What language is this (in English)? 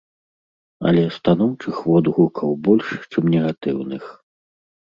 Belarusian